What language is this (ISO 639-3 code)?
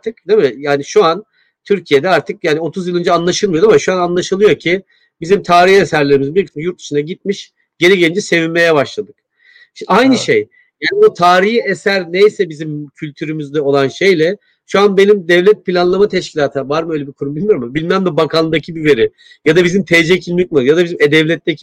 tur